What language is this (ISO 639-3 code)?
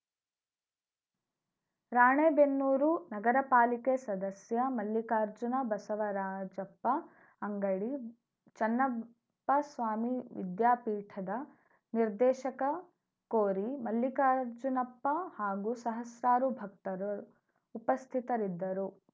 kan